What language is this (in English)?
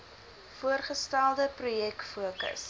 Afrikaans